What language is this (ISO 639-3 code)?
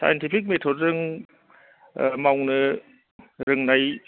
brx